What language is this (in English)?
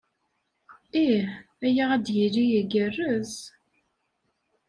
Kabyle